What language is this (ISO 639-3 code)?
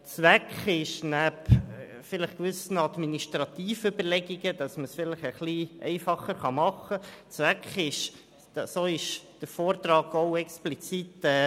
gsw